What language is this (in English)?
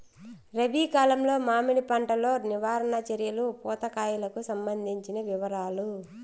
Telugu